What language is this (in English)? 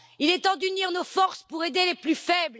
French